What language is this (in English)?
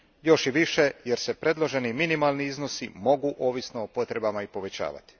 Croatian